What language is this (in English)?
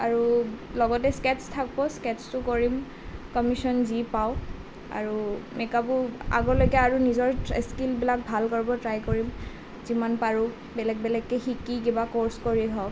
Assamese